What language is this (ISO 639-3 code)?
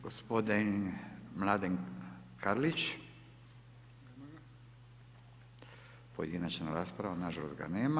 hrv